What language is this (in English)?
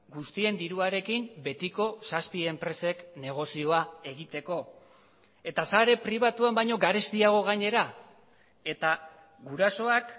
Basque